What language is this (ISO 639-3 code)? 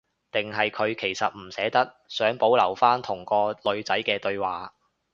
yue